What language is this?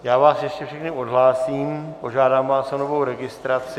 Czech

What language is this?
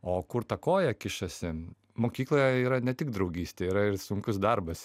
Lithuanian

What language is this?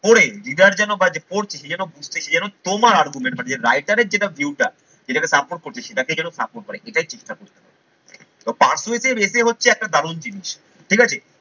Bangla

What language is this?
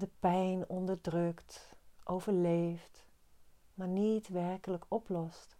Dutch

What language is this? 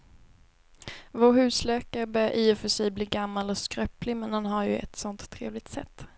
Swedish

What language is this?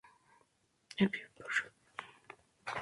Spanish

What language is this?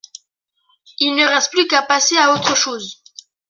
French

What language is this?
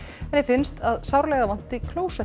Icelandic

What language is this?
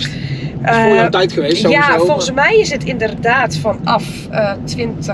Dutch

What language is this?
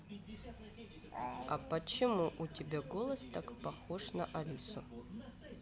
Russian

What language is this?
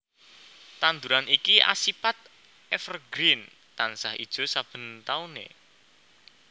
Javanese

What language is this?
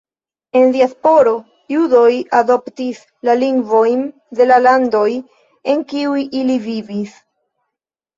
Esperanto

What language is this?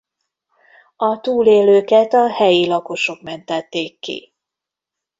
Hungarian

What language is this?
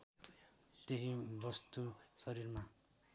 Nepali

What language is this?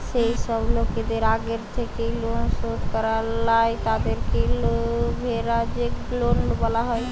Bangla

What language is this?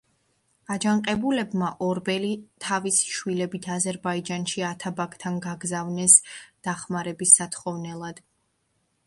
Georgian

